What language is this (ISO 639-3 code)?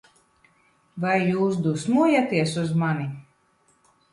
lav